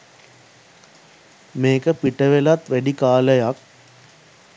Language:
Sinhala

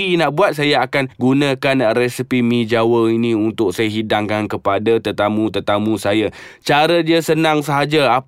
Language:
Malay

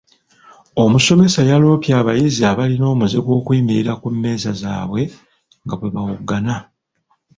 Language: Ganda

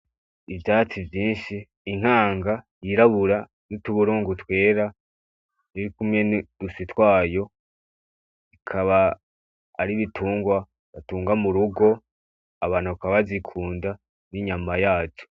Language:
Rundi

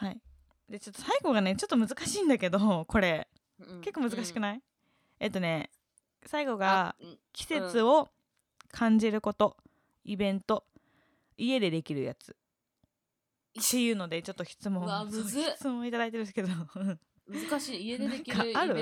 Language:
Japanese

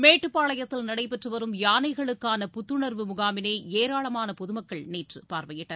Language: Tamil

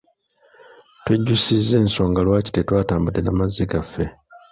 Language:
Ganda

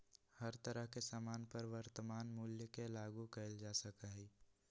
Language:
Magahi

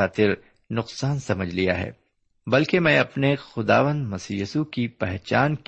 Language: Urdu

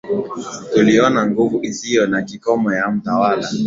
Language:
Swahili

